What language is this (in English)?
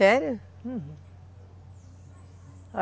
Portuguese